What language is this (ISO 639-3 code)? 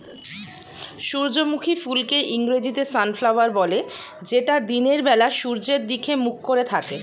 ben